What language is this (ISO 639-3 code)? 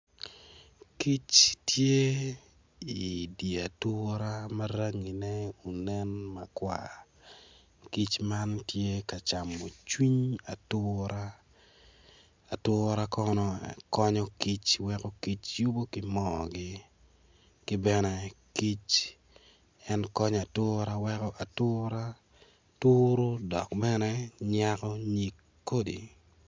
ach